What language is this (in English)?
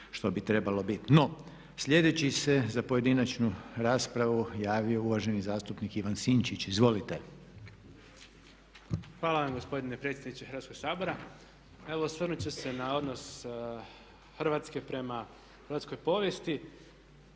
Croatian